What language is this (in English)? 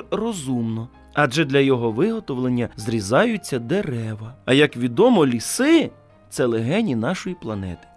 Ukrainian